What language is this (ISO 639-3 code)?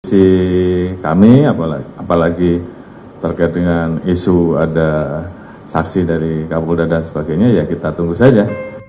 ind